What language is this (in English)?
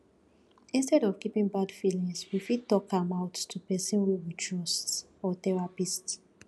Nigerian Pidgin